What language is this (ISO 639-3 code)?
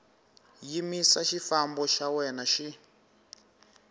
tso